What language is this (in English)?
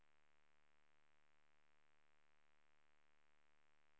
Swedish